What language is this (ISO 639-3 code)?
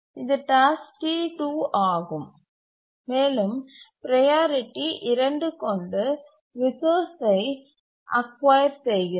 tam